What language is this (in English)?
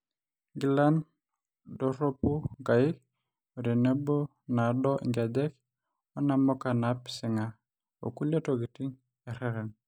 Masai